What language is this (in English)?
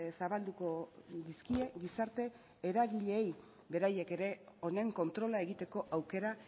Basque